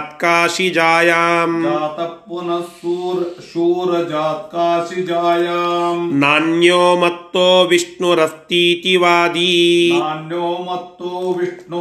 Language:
Kannada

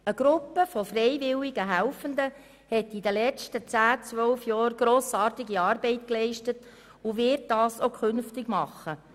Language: Swiss German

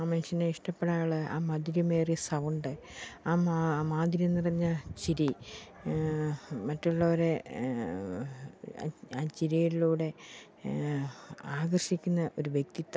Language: Malayalam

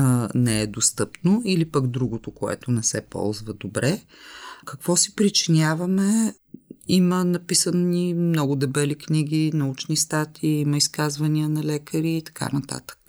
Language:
Bulgarian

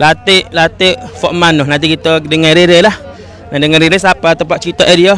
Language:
Malay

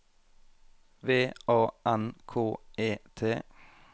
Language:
Norwegian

